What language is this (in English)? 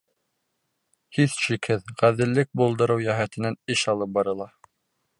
Bashkir